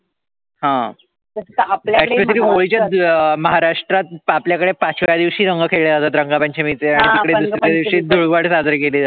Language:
Marathi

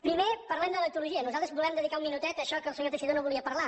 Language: Catalan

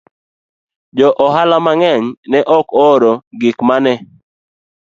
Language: Luo (Kenya and Tanzania)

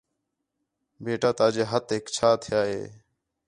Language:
Khetrani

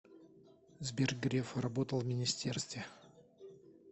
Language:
Russian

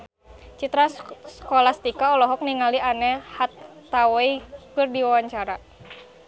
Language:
Sundanese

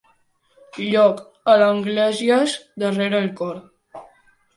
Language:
Catalan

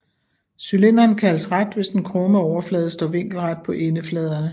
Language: Danish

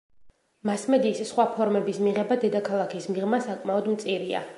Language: Georgian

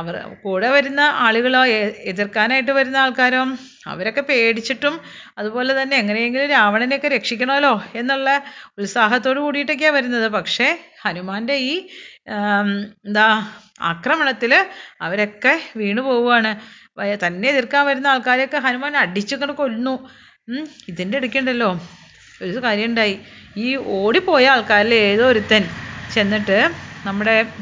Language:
Malayalam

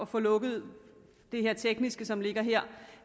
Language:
Danish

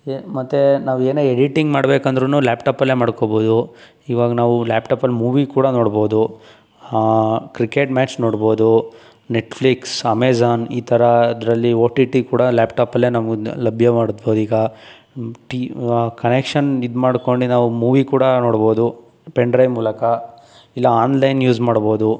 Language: Kannada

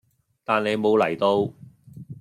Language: Cantonese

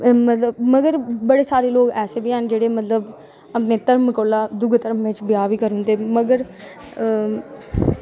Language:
Dogri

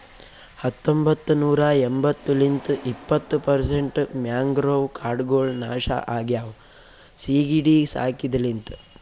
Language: Kannada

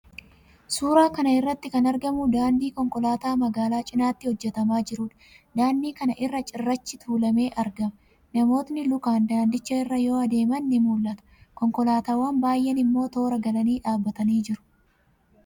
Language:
Oromo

